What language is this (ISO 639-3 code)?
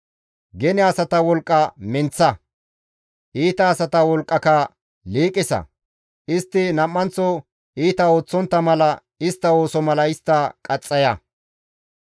gmv